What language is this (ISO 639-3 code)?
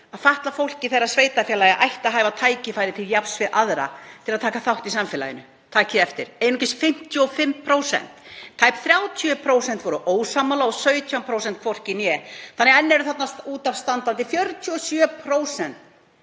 isl